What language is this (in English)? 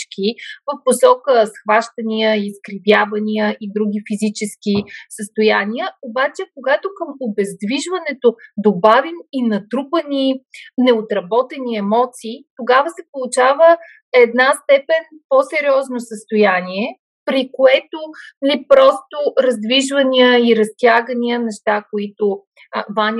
Bulgarian